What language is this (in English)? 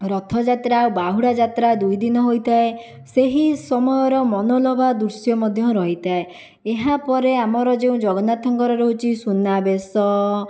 Odia